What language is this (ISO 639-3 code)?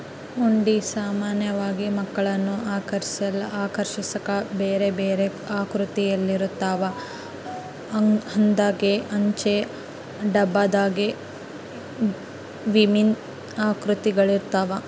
kan